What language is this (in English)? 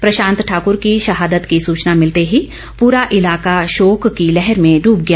Hindi